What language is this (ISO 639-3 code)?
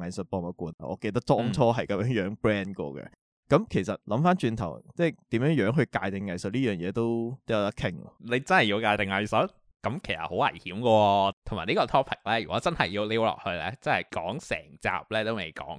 zho